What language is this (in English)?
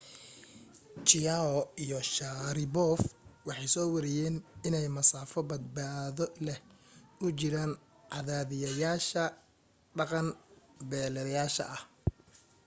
Somali